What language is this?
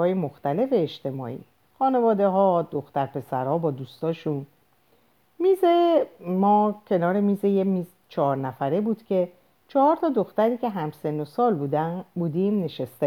Persian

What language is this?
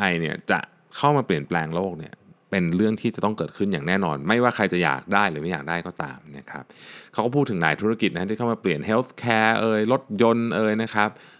Thai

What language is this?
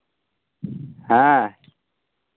Santali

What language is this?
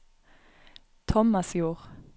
Norwegian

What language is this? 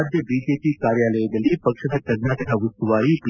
Kannada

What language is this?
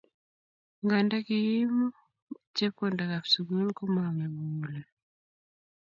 Kalenjin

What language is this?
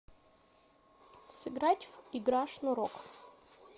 Russian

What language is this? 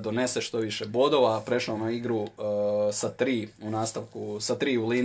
Croatian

